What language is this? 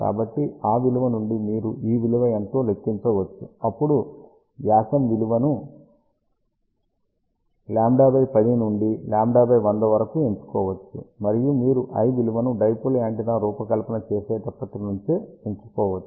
Telugu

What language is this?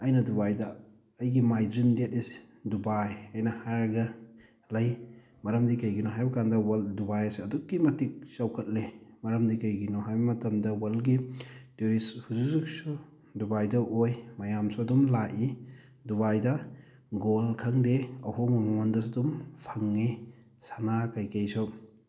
Manipuri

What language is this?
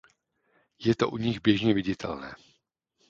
Czech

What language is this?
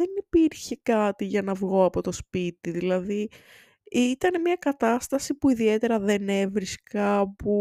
Greek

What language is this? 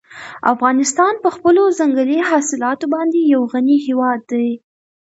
Pashto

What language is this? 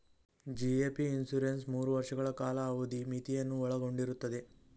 Kannada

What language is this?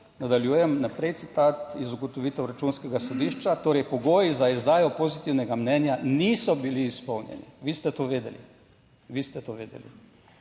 Slovenian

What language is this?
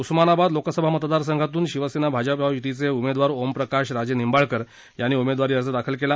Marathi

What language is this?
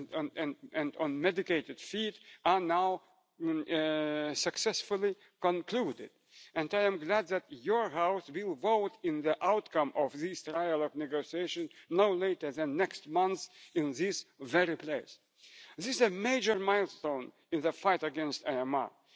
Dutch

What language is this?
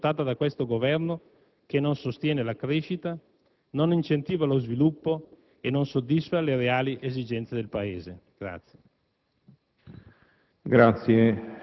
Italian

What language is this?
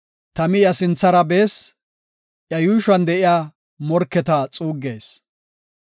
Gofa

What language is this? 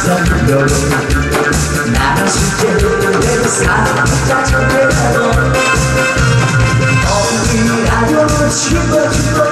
Korean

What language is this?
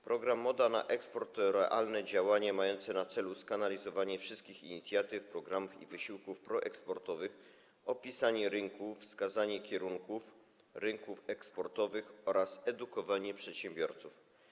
Polish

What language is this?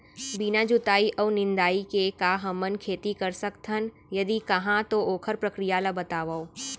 Chhattisgarhi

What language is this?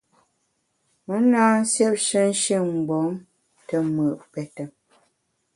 Bamun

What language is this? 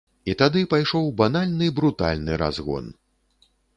Belarusian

